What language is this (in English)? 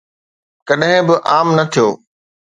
Sindhi